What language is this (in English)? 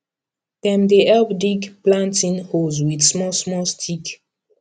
Nigerian Pidgin